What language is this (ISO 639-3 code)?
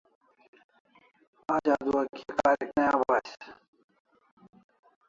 kls